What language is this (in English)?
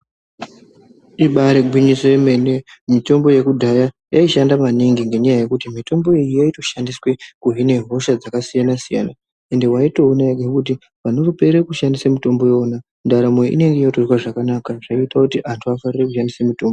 Ndau